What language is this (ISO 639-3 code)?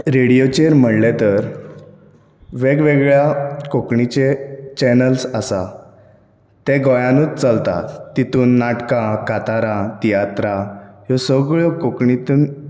kok